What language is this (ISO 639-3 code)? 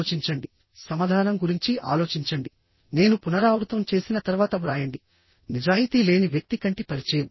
tel